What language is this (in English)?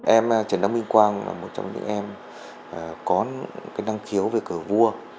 Vietnamese